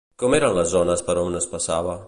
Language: Catalan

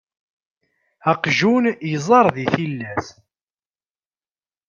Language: Kabyle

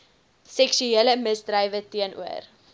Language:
Afrikaans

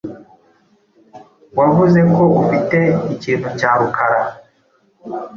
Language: Kinyarwanda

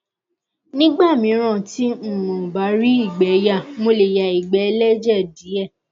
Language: Yoruba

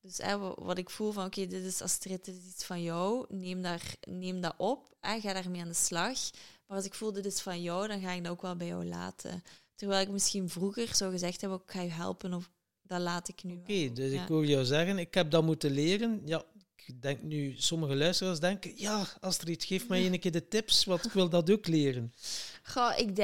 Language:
Dutch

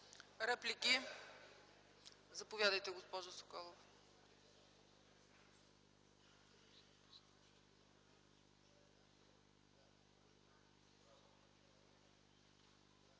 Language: Bulgarian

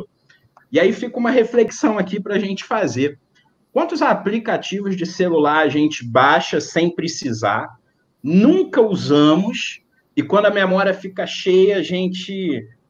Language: Portuguese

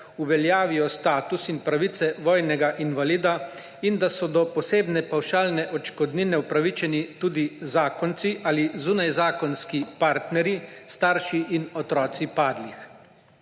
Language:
Slovenian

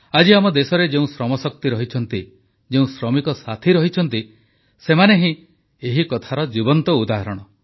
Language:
Odia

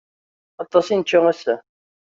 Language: Kabyle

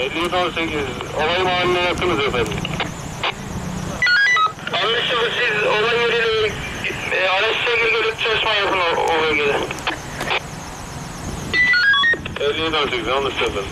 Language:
Turkish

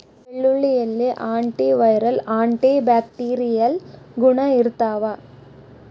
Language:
Kannada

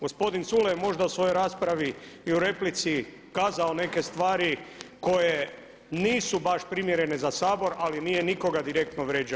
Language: Croatian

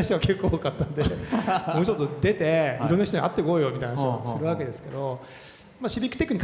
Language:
Japanese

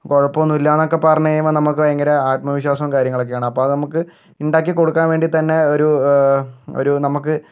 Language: Malayalam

